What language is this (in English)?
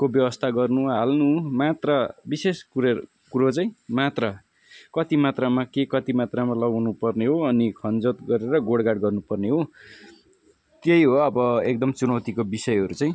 Nepali